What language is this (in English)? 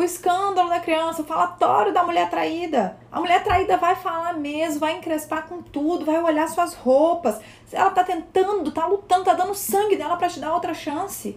Portuguese